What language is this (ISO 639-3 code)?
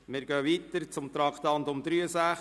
gsw